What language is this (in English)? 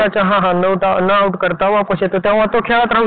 Marathi